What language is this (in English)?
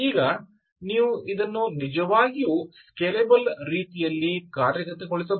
Kannada